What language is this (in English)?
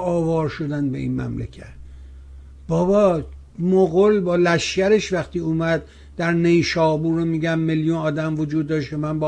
Persian